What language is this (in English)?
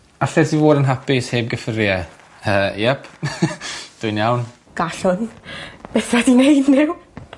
Welsh